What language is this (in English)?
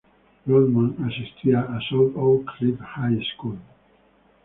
Spanish